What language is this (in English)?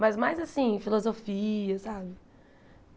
Portuguese